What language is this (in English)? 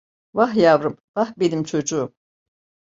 Turkish